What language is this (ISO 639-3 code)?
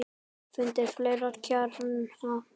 isl